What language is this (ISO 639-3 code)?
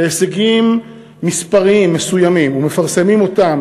heb